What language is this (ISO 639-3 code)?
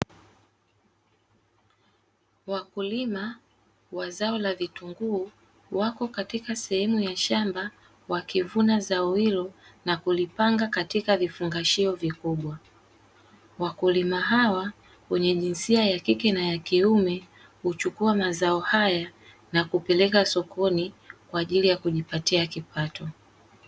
swa